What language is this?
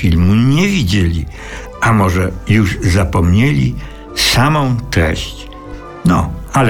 Polish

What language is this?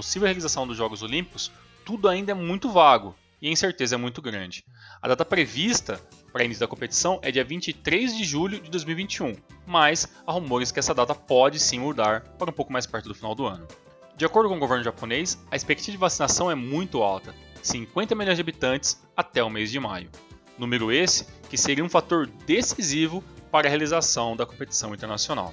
Portuguese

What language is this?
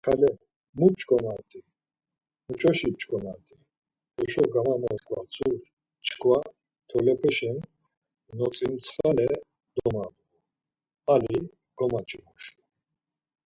Laz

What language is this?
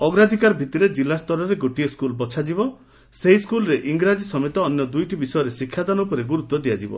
Odia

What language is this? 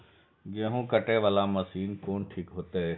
Maithili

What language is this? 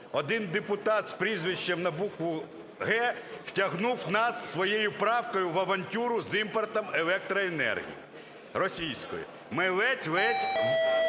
Ukrainian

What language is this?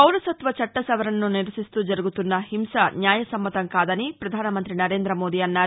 Telugu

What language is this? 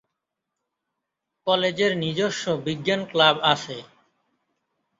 Bangla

